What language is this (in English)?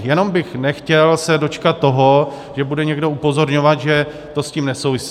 Czech